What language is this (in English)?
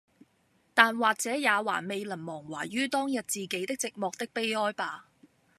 Cantonese